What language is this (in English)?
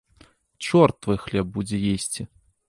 Belarusian